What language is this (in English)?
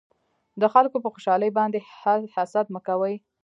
Pashto